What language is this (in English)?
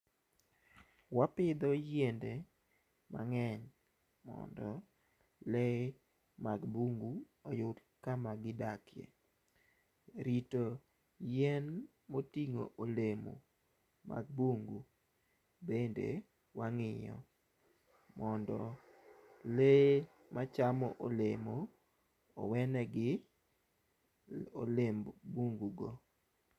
Luo (Kenya and Tanzania)